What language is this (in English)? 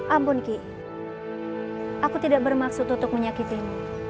Indonesian